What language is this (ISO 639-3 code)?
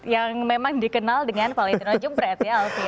ind